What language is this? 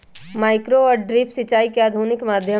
Magahi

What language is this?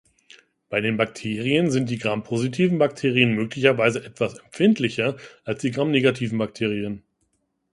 German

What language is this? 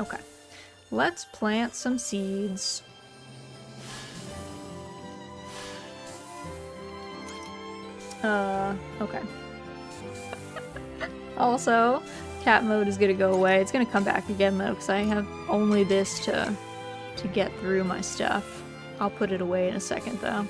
English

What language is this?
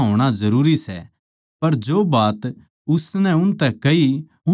Haryanvi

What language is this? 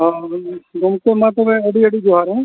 Santali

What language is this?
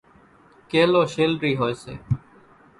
Kachi Koli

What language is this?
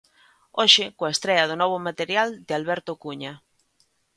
Galician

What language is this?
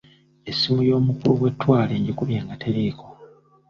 Ganda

